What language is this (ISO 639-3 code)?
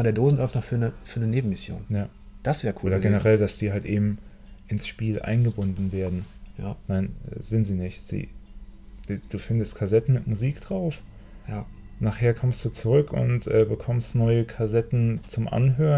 deu